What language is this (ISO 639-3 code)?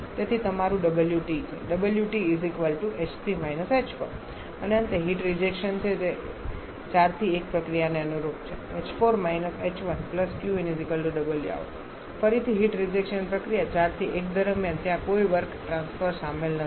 guj